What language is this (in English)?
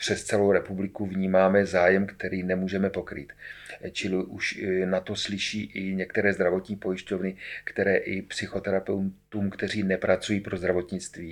Czech